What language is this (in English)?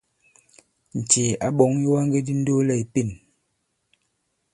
Bankon